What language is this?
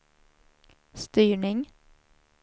Swedish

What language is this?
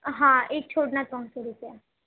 Gujarati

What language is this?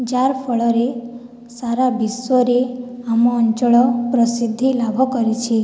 Odia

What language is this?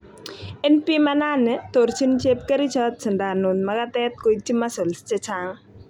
Kalenjin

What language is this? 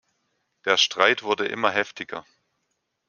German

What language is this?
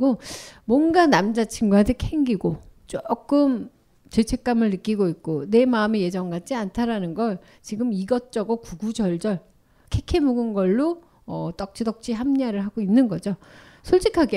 Korean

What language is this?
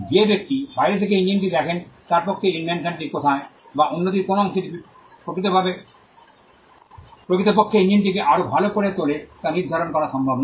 Bangla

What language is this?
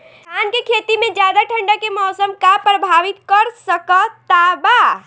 Bhojpuri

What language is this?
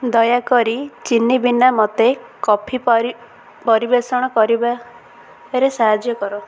Odia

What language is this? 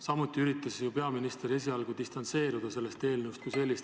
Estonian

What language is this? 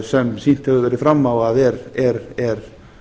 Icelandic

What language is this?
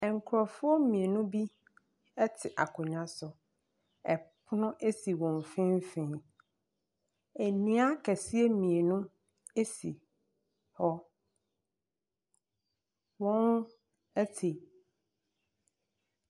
Akan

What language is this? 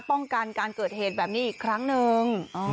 Thai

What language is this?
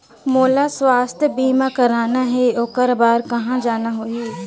Chhattisgarhi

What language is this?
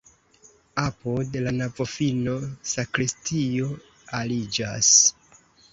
Esperanto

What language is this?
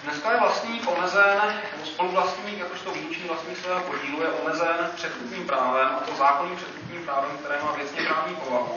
Czech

